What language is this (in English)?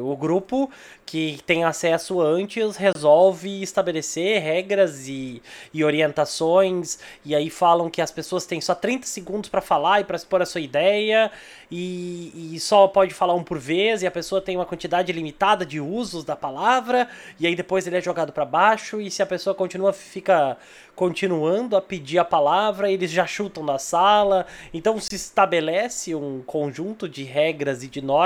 Portuguese